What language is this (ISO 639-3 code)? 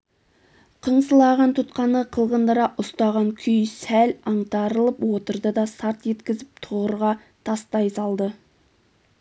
kaz